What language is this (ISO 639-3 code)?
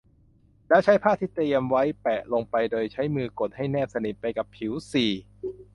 tha